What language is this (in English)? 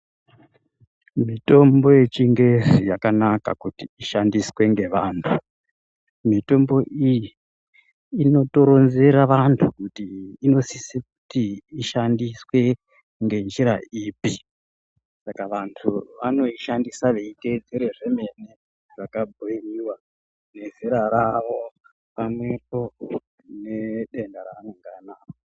Ndau